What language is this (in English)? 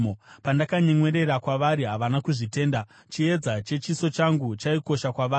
Shona